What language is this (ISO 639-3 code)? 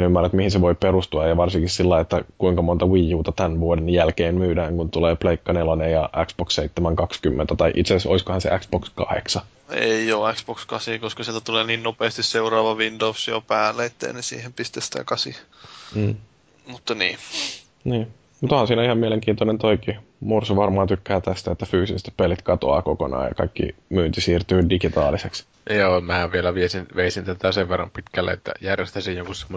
fin